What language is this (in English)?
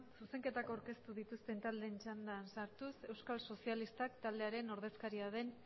Basque